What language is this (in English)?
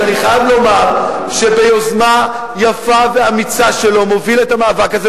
Hebrew